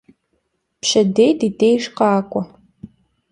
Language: Kabardian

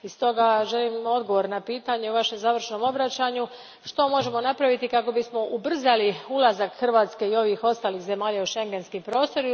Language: Croatian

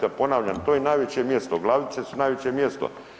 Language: Croatian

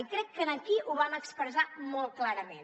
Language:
Catalan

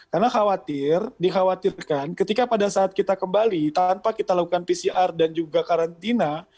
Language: Indonesian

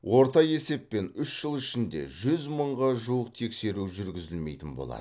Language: Kazakh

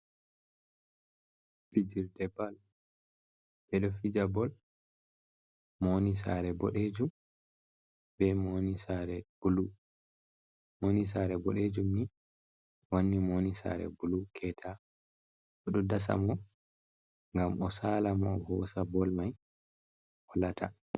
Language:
Fula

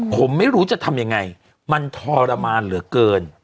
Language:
Thai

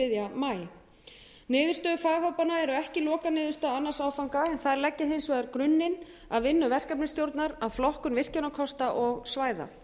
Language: Icelandic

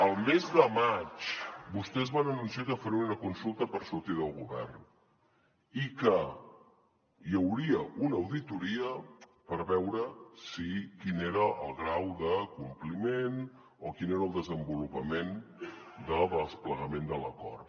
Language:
Catalan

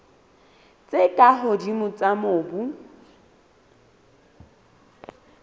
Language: Southern Sotho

